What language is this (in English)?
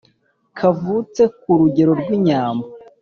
Kinyarwanda